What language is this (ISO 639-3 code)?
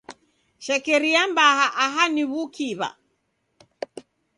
dav